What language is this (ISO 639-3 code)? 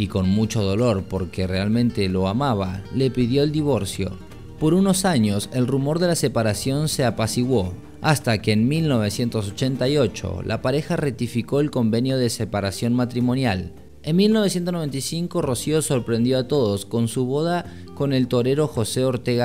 spa